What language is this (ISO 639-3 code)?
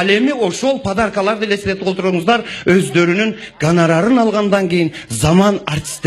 tur